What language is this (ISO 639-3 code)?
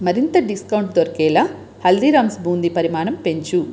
tel